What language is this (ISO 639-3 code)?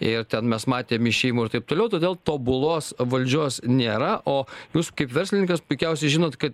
lit